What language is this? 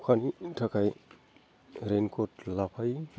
Bodo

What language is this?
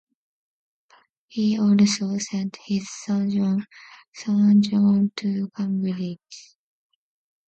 English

